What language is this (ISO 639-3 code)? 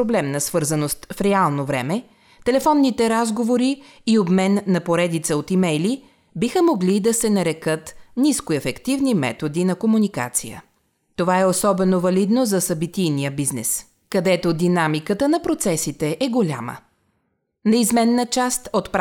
bul